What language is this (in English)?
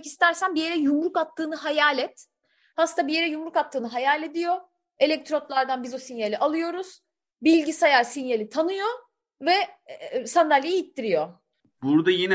Turkish